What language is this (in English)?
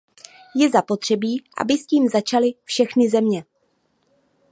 Czech